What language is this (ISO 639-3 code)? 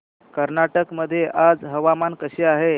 mar